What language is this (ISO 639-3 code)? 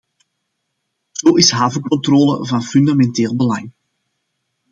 nld